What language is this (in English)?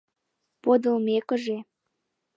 Mari